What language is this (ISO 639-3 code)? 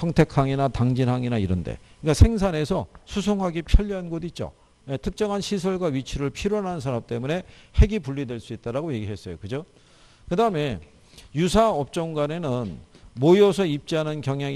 kor